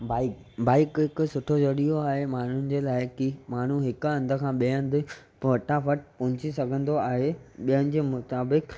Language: Sindhi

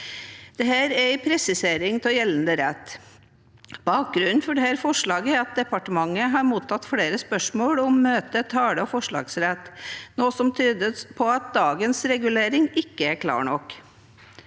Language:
Norwegian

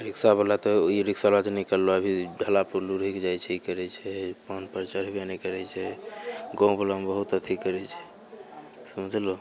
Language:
Maithili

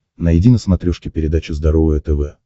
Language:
Russian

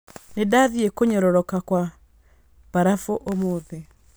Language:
Kikuyu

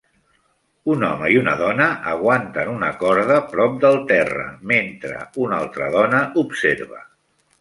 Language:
Catalan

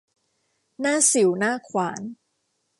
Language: Thai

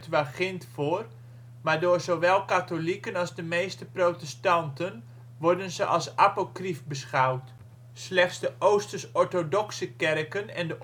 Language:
Dutch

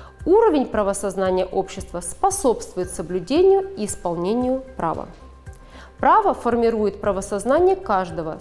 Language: Russian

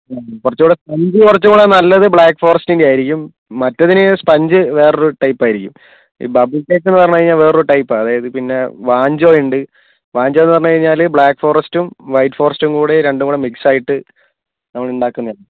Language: Malayalam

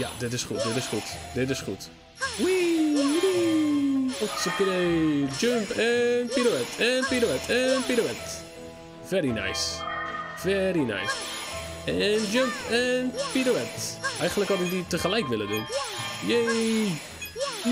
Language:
Dutch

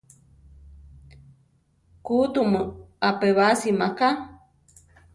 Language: Central Tarahumara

